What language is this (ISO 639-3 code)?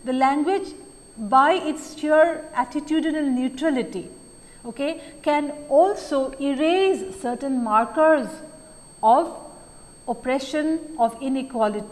eng